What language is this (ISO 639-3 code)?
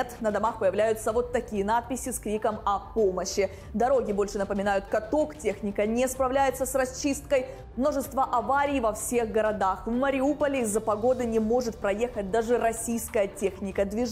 rus